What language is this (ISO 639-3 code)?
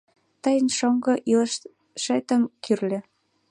chm